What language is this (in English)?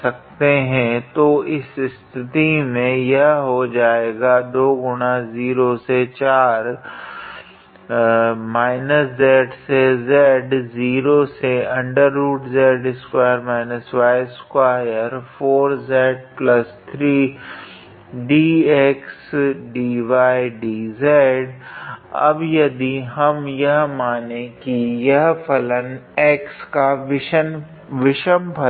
Hindi